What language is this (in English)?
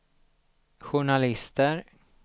Swedish